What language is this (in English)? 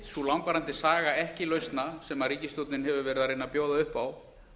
Icelandic